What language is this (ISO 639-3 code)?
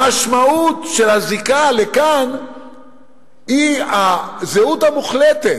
heb